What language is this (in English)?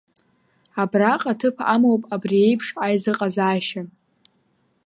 Abkhazian